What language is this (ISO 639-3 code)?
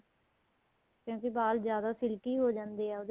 pan